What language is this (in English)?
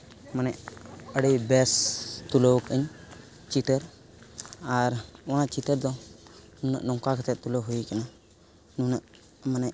Santali